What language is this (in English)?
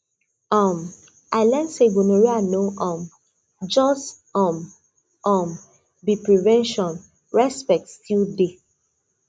Nigerian Pidgin